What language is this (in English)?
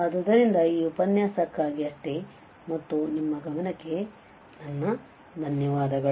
Kannada